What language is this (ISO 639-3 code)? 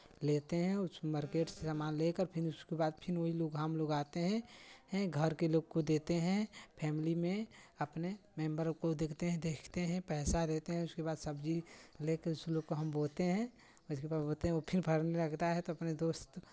hin